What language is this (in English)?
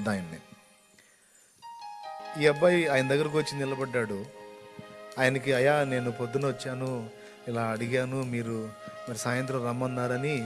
Telugu